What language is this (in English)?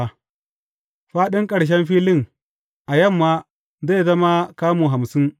Hausa